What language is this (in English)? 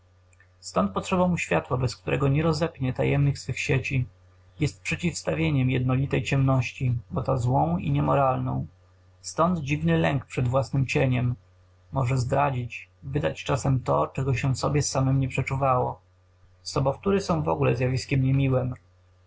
Polish